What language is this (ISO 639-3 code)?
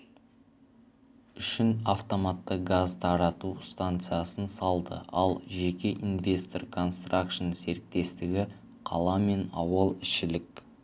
kaz